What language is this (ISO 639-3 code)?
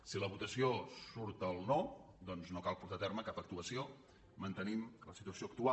cat